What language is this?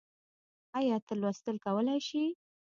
Pashto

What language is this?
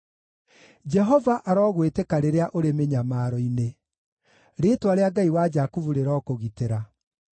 Kikuyu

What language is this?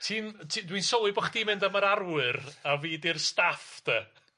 Welsh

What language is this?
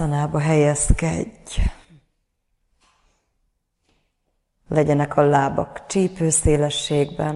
Hungarian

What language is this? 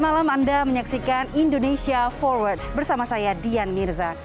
Indonesian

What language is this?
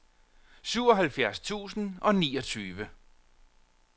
Danish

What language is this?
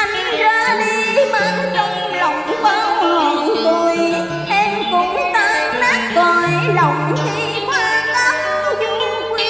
Vietnamese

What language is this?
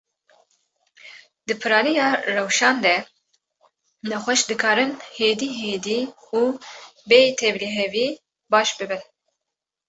Kurdish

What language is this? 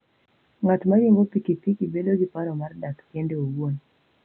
Luo (Kenya and Tanzania)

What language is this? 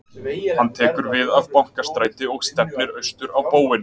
Icelandic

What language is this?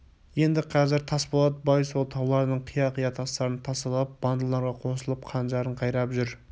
Kazakh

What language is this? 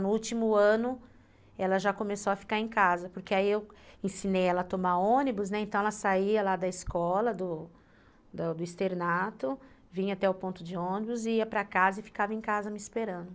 Portuguese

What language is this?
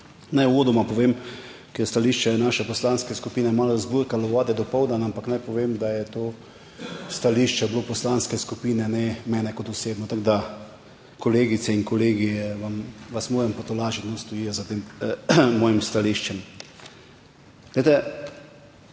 Slovenian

